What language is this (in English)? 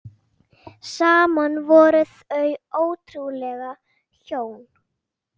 Icelandic